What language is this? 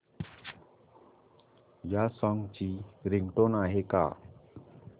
Marathi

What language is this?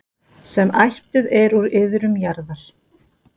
Icelandic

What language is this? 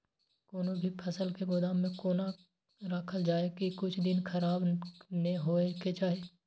Maithili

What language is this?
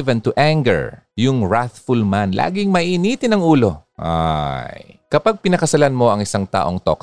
Filipino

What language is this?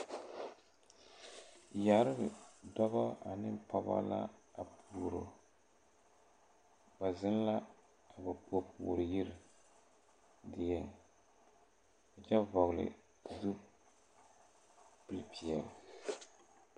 Southern Dagaare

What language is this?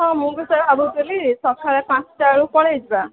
Odia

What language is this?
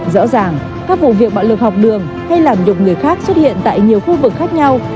Vietnamese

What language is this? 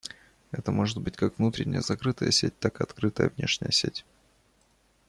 Russian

